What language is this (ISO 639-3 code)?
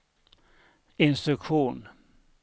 swe